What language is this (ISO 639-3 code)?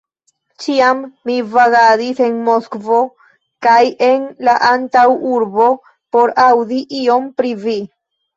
epo